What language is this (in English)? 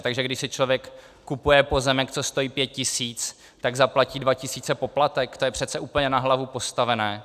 Czech